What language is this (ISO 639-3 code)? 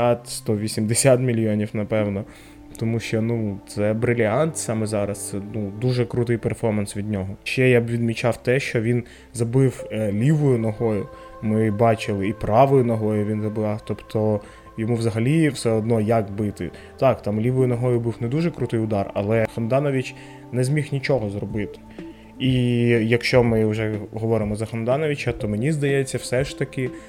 ukr